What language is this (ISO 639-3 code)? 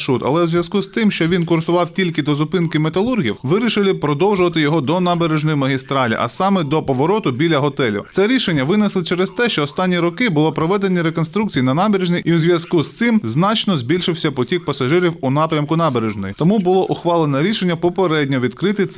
ukr